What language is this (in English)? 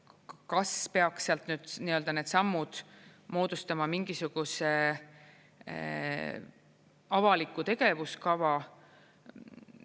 Estonian